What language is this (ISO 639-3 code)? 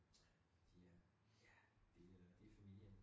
dan